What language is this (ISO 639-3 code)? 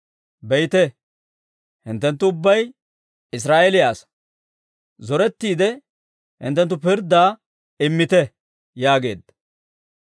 dwr